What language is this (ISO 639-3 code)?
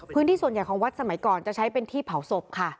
tha